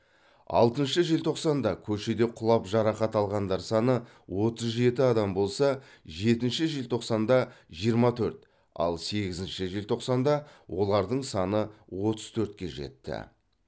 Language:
Kazakh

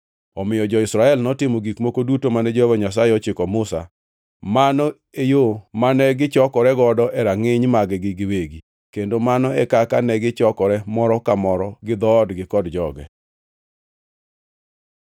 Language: Luo (Kenya and Tanzania)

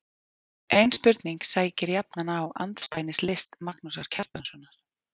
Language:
Icelandic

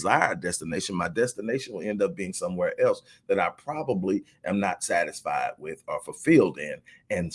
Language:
English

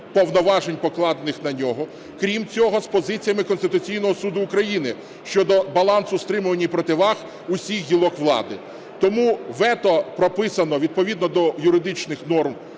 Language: Ukrainian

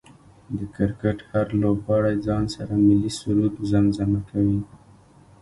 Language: Pashto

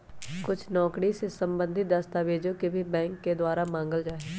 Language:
Magahi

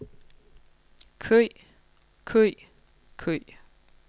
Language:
Danish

